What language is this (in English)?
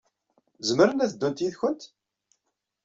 Kabyle